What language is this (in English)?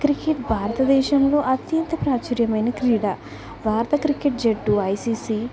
Telugu